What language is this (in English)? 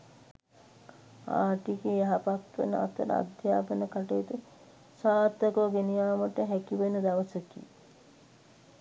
Sinhala